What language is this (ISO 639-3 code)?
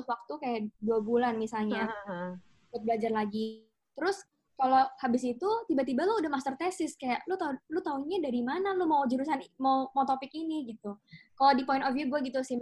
ind